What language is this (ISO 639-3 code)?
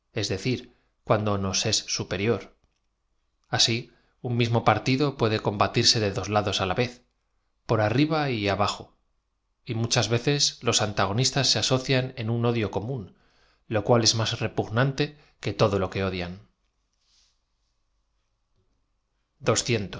spa